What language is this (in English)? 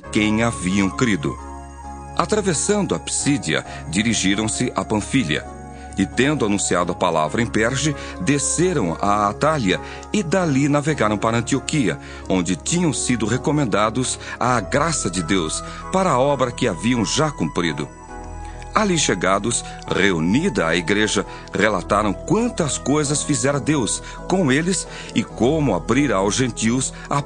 Portuguese